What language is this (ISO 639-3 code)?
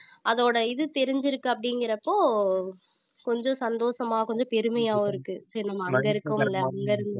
tam